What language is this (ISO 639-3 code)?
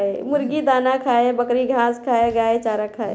bho